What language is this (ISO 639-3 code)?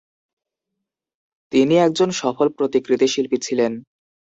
ben